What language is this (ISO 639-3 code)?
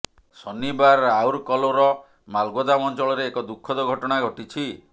ori